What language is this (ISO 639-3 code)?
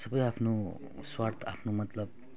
nep